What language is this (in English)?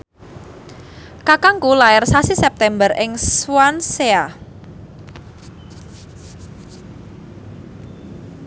Javanese